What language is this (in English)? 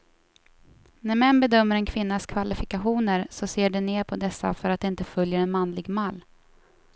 Swedish